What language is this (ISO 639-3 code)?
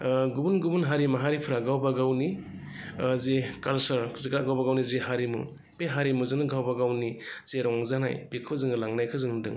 brx